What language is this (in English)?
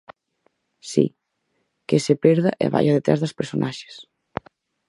Galician